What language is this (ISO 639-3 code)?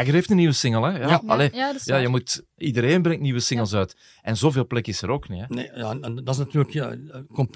nld